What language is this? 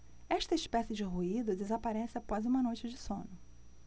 Portuguese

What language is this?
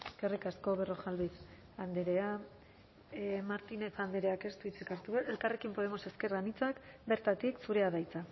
Basque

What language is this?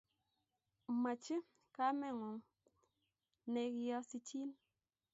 Kalenjin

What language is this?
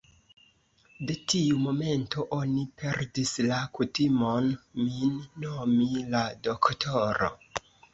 Esperanto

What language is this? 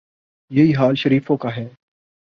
Urdu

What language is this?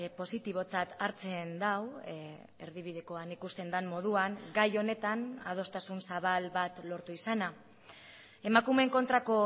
Basque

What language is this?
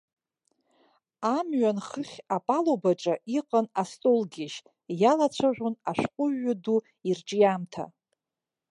Abkhazian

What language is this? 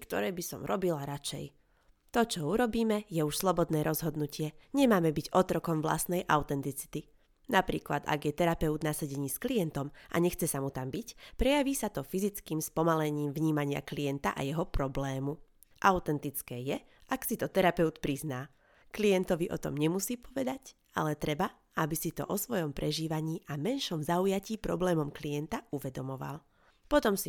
Slovak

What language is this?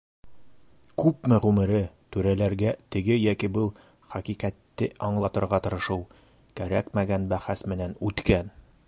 Bashkir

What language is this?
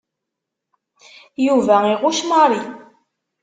Kabyle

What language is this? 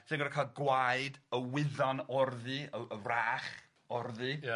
Welsh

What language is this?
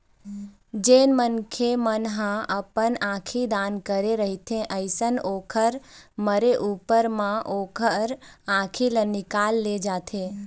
Chhattisgarhi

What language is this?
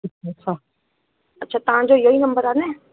Sindhi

